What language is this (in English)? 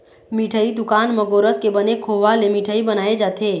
Chhattisgarhi